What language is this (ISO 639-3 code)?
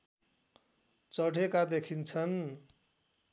nep